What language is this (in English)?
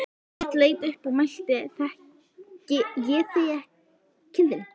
Icelandic